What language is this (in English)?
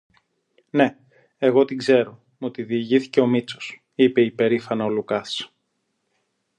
Greek